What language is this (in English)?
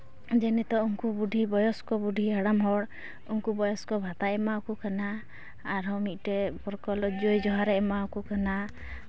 Santali